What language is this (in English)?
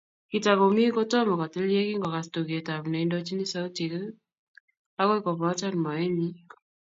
Kalenjin